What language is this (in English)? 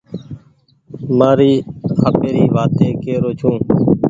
Goaria